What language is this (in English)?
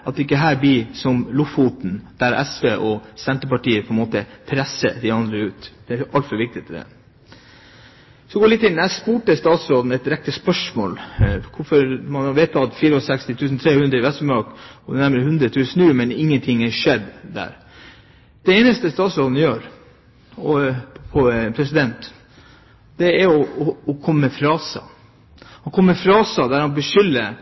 Norwegian Bokmål